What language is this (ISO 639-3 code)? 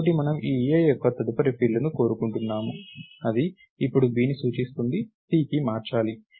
tel